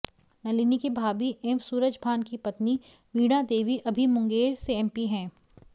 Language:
Hindi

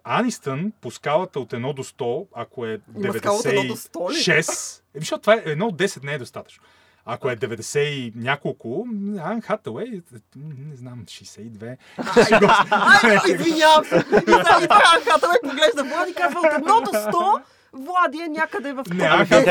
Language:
Bulgarian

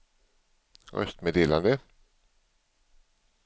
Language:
Swedish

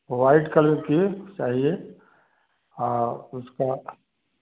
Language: Hindi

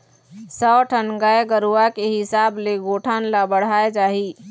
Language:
Chhattisgarhi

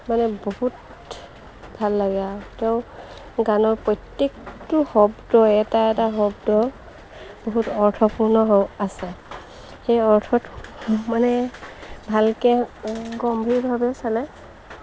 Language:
Assamese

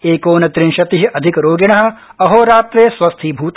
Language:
Sanskrit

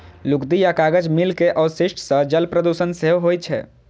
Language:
Maithili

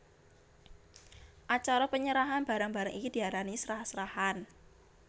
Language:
Javanese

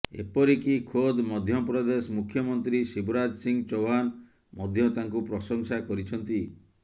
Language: Odia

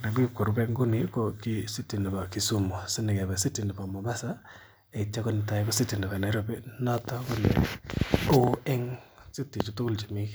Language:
Kalenjin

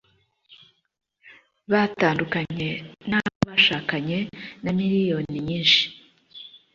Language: Kinyarwanda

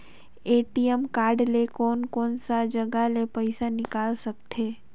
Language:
Chhattisgarhi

